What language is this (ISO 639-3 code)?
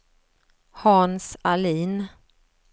swe